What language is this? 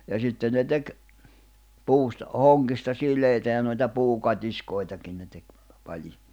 Finnish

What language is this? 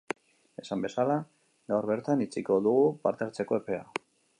Basque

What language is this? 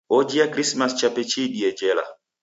Taita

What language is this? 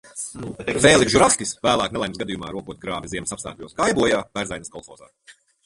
Latvian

